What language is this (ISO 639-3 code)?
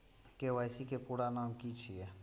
mai